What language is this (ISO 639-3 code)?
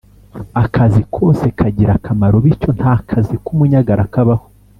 kin